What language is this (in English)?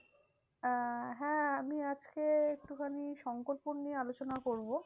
Bangla